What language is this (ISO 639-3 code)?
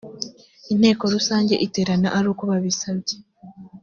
kin